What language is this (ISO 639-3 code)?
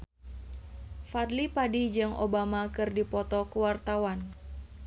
sun